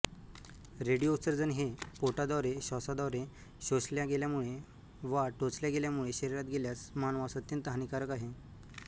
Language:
Marathi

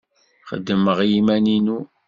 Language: Kabyle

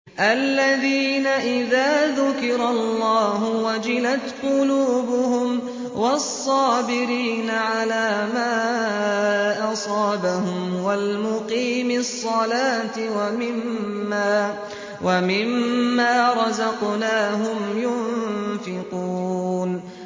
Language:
Arabic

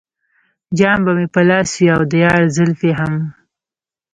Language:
Pashto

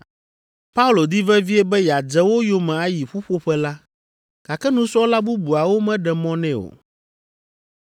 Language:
Ewe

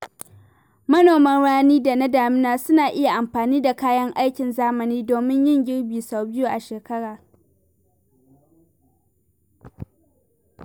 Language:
Hausa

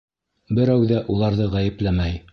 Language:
Bashkir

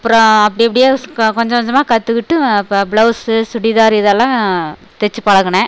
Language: Tamil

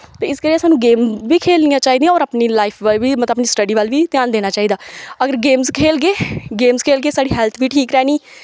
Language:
Dogri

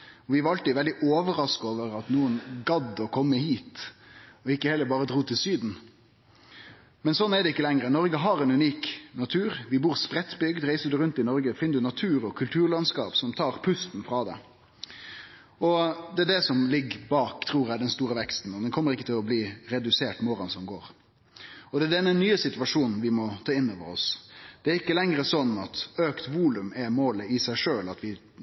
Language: Norwegian Nynorsk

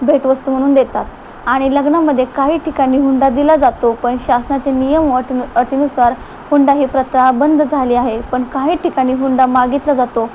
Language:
Marathi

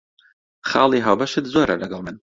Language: Central Kurdish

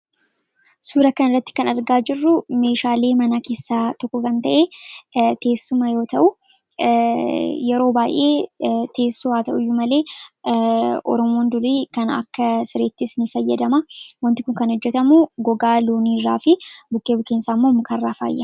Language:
Oromo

